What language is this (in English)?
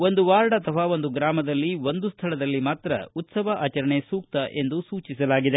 Kannada